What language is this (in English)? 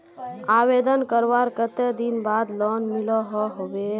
Magahi